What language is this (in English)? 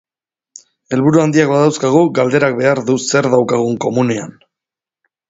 Basque